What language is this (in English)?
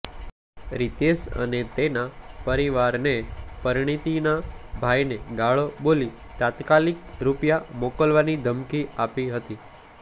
Gujarati